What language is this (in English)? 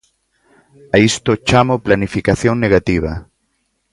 Galician